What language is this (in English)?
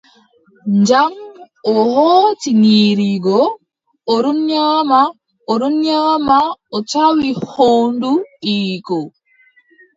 Adamawa Fulfulde